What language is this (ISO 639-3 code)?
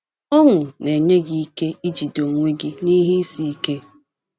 ibo